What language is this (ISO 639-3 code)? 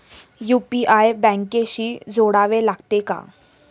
mar